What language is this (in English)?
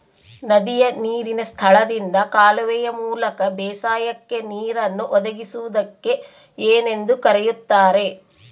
Kannada